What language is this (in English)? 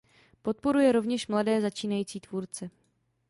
Czech